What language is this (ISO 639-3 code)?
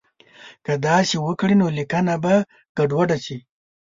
pus